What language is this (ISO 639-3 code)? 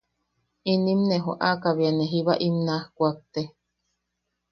yaq